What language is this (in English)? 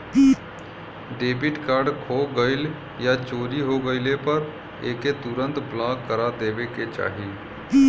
Bhojpuri